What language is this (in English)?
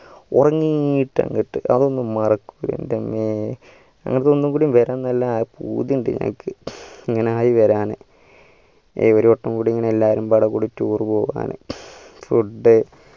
Malayalam